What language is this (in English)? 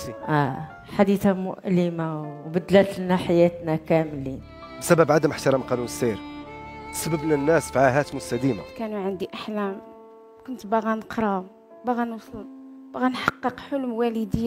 Arabic